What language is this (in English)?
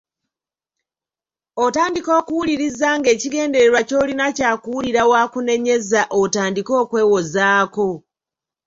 Ganda